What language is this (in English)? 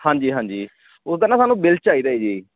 Punjabi